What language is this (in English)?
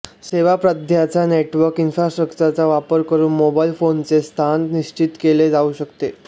Marathi